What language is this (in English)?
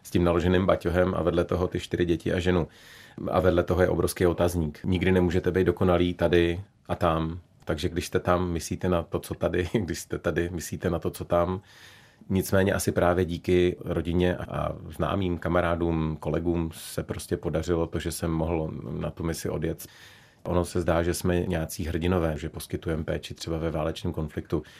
Czech